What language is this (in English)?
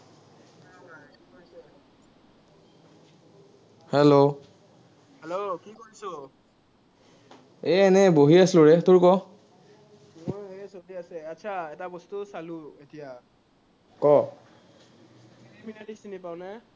Assamese